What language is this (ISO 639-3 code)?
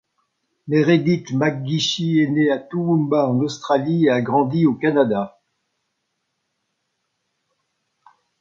fra